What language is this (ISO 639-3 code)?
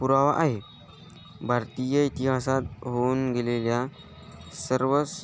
mar